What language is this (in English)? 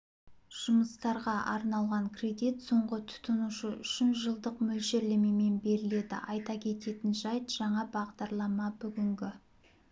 Kazakh